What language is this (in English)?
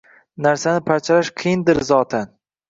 Uzbek